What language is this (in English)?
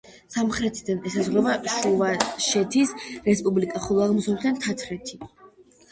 Georgian